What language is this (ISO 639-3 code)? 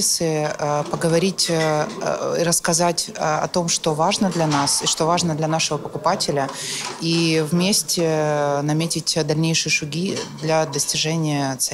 rus